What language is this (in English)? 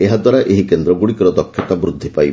Odia